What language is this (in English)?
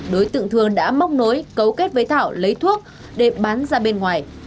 Vietnamese